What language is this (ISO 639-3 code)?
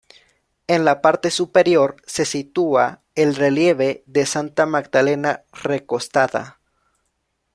spa